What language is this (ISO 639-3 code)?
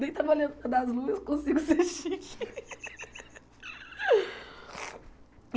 por